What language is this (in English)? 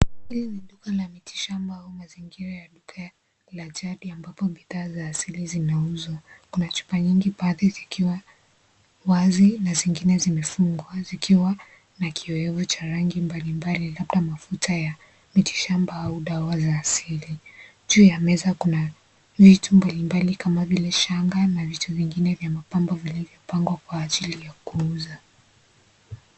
Swahili